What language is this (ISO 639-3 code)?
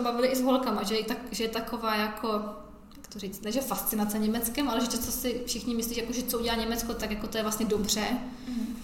ces